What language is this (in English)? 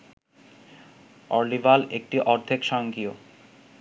Bangla